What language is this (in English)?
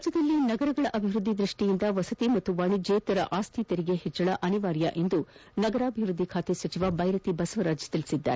Kannada